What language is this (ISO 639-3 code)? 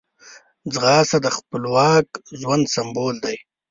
pus